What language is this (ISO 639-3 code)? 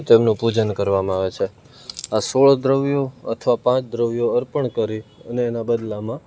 guj